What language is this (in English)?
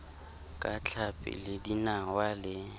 Southern Sotho